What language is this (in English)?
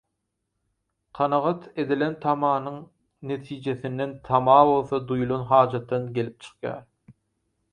Turkmen